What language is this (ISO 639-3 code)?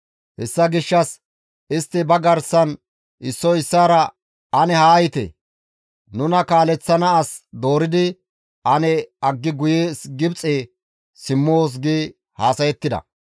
gmv